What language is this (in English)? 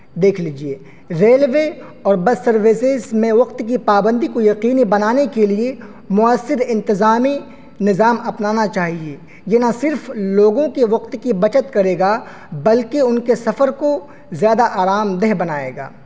Urdu